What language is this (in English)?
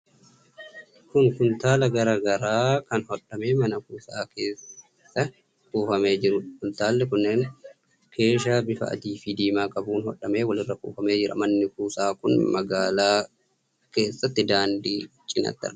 Oromo